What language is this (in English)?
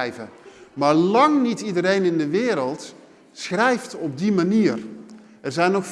Dutch